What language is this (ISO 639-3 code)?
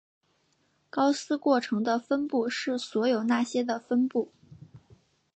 zho